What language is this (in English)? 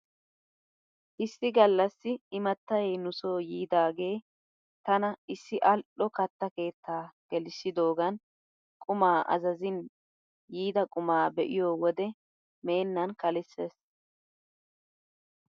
Wolaytta